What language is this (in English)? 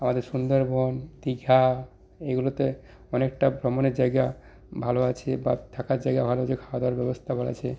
Bangla